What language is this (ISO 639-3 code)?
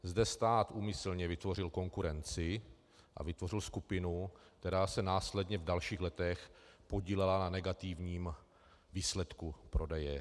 ces